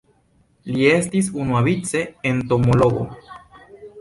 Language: Esperanto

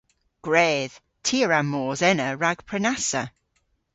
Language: Cornish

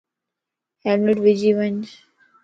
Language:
Lasi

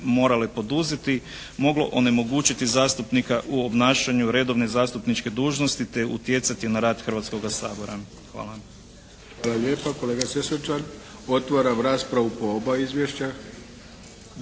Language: Croatian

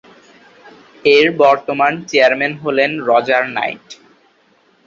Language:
Bangla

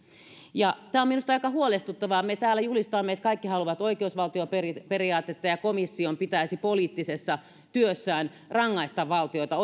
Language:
Finnish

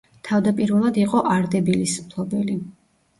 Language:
Georgian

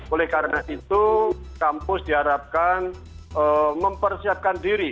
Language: Indonesian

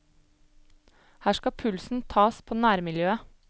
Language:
Norwegian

